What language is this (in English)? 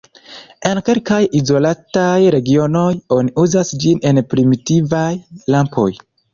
Esperanto